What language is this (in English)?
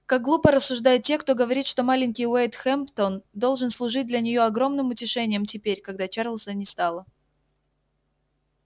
Russian